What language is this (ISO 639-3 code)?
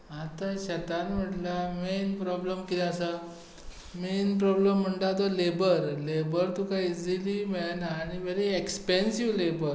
kok